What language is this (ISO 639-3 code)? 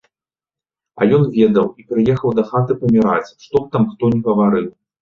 bel